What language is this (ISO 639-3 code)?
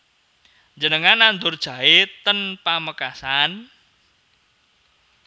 jav